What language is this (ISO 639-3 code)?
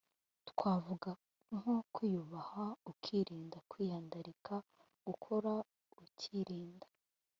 kin